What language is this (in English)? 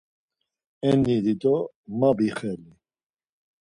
Laz